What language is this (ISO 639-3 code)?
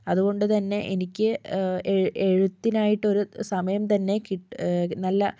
mal